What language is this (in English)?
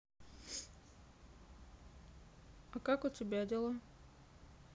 Russian